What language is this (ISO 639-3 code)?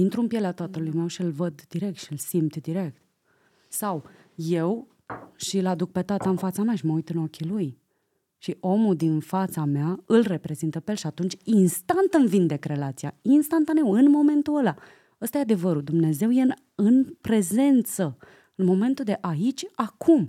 ron